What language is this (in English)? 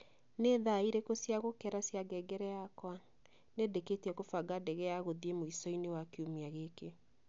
Kikuyu